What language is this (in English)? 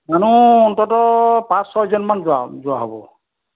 Assamese